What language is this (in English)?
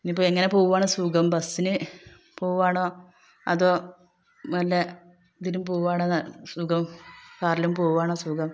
Malayalam